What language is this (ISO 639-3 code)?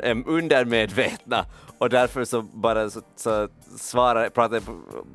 swe